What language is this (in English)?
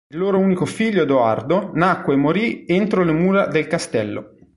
Italian